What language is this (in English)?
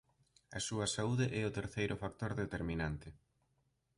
Galician